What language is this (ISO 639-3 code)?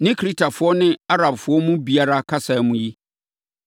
aka